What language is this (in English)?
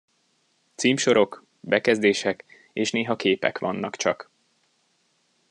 Hungarian